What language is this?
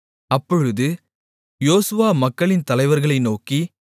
Tamil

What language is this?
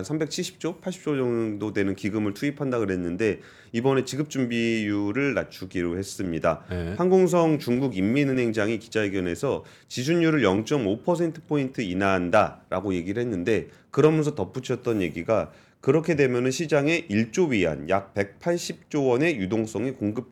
Korean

